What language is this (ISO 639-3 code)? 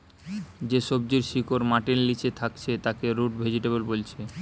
ben